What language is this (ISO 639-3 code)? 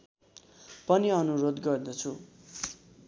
nep